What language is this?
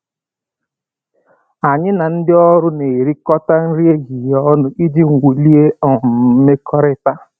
Igbo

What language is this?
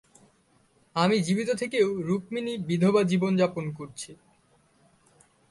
Bangla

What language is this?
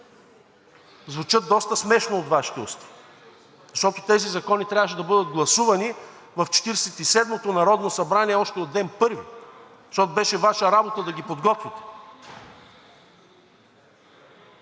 Bulgarian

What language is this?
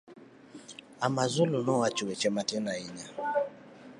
Luo (Kenya and Tanzania)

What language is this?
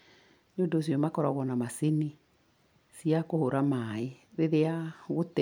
Kikuyu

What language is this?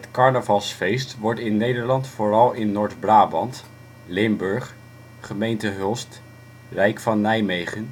Dutch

